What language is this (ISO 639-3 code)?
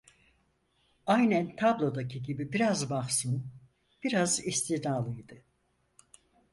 tur